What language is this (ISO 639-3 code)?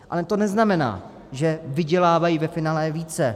ces